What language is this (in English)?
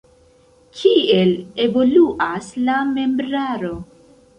Esperanto